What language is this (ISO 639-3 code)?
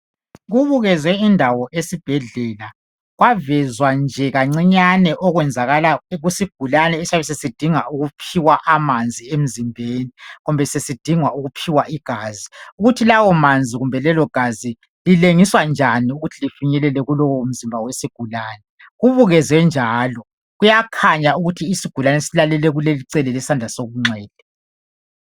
nde